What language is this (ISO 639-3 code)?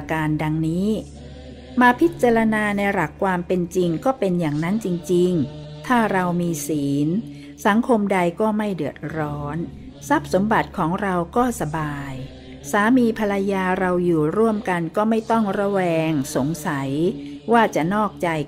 tha